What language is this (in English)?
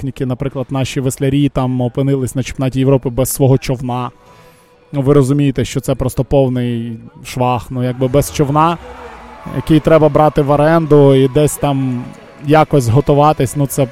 Ukrainian